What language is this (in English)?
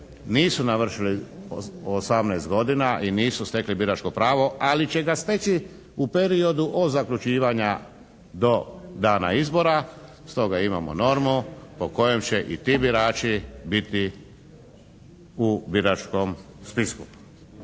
Croatian